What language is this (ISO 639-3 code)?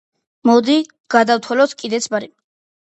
kat